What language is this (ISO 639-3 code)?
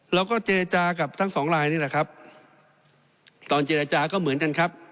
tha